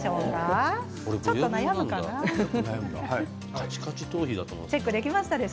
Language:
Japanese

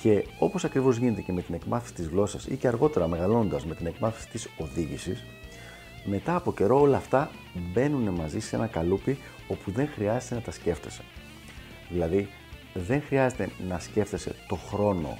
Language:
Greek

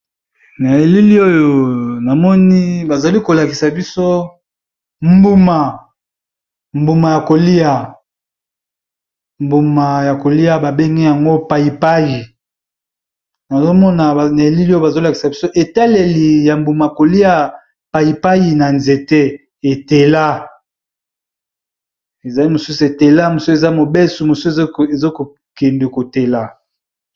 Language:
Lingala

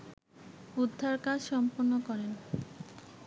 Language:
Bangla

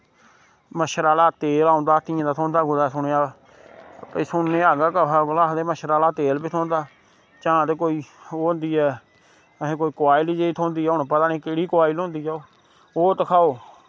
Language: Dogri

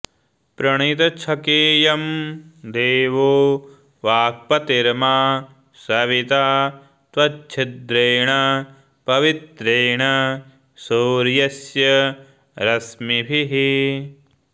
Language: Sanskrit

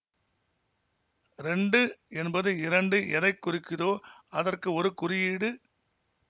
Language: Tamil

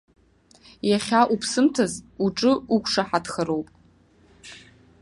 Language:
Abkhazian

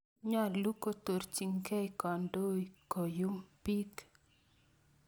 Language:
Kalenjin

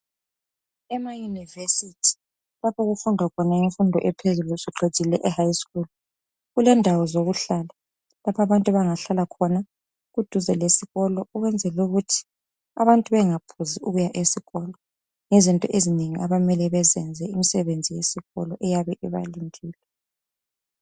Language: North Ndebele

